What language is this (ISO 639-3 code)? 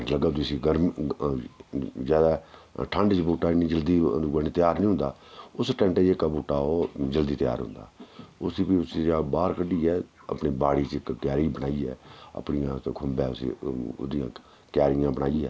doi